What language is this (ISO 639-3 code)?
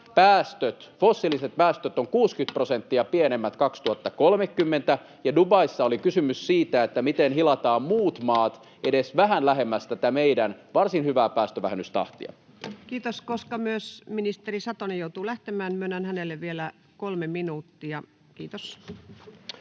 fin